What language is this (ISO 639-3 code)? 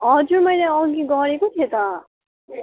nep